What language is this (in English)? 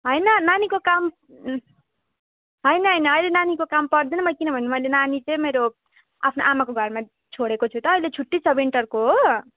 Nepali